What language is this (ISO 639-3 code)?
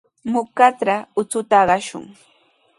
qws